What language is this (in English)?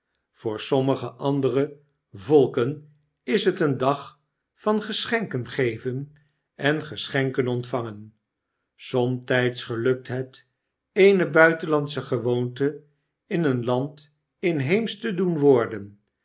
Dutch